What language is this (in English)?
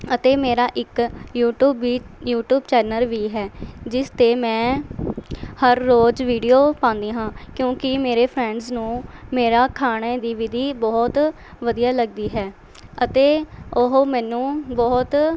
Punjabi